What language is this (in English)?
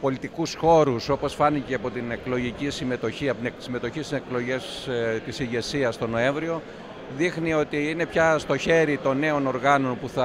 Greek